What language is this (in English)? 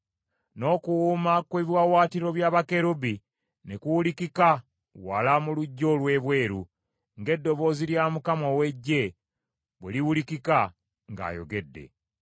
Ganda